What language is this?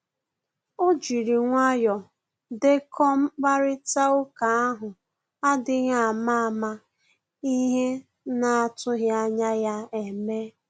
Igbo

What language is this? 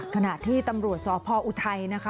Thai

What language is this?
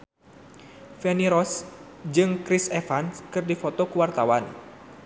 Sundanese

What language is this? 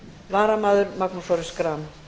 Icelandic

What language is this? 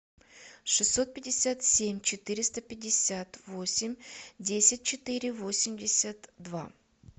Russian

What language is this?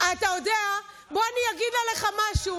Hebrew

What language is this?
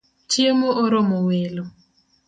Luo (Kenya and Tanzania)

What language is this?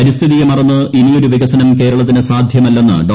Malayalam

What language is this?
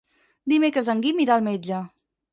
Catalan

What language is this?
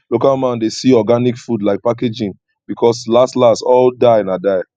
Nigerian Pidgin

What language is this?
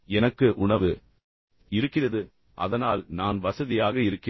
Tamil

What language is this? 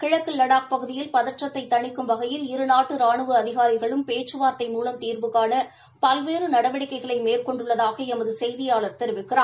Tamil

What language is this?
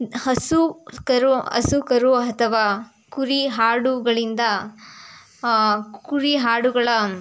Kannada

